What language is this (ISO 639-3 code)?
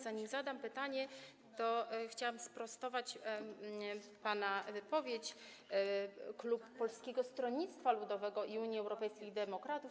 pol